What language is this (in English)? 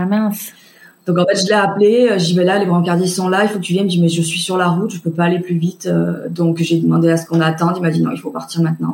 French